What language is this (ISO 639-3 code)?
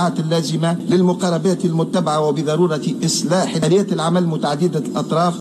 ara